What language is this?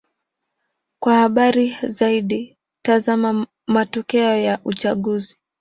Swahili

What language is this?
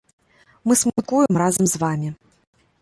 Belarusian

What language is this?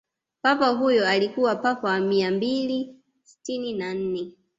Swahili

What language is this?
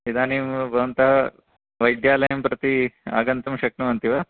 Sanskrit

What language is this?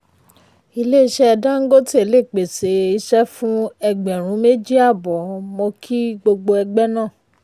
Yoruba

